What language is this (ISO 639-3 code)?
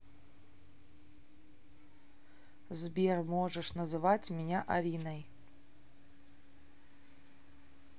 rus